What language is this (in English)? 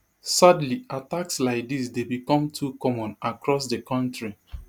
Nigerian Pidgin